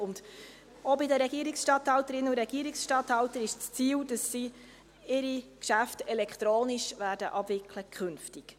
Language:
Swiss German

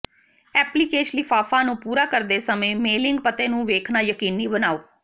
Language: Punjabi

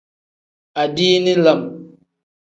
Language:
Tem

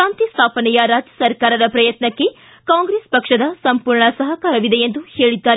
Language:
Kannada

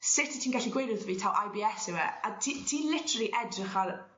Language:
Welsh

